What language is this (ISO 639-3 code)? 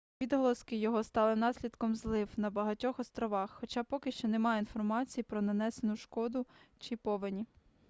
ukr